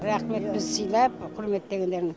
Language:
Kazakh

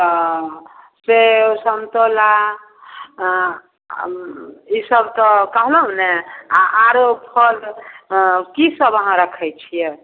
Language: Maithili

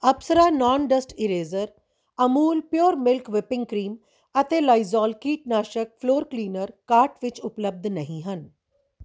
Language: Punjabi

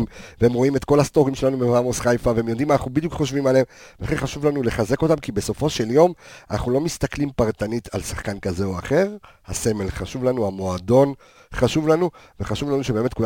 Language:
Hebrew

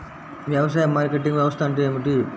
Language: Telugu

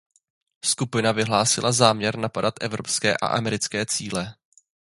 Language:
Czech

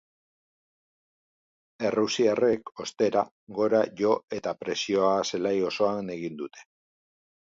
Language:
Basque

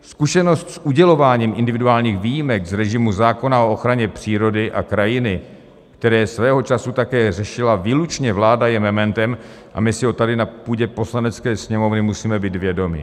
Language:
Czech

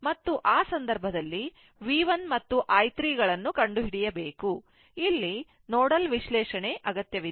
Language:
Kannada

